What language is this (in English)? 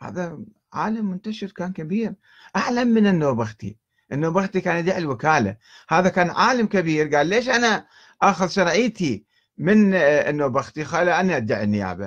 Arabic